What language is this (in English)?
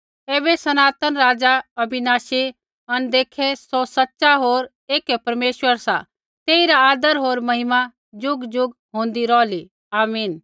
Kullu Pahari